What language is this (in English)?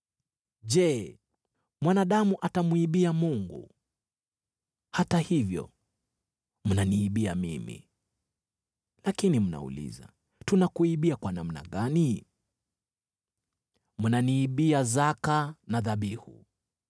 Swahili